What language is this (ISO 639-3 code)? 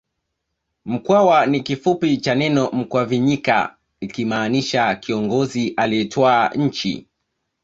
swa